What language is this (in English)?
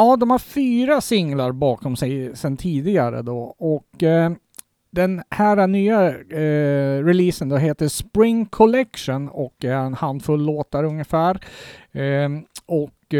Swedish